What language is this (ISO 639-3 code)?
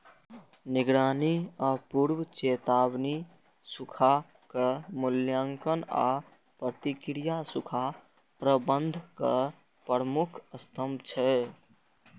mai